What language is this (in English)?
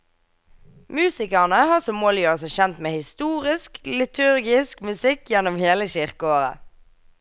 Norwegian